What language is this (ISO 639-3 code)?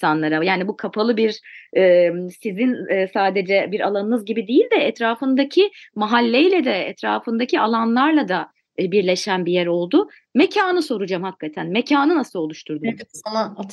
tur